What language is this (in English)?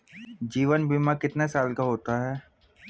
Hindi